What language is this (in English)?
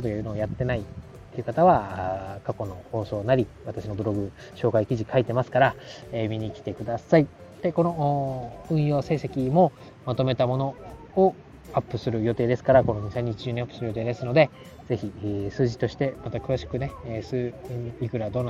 Japanese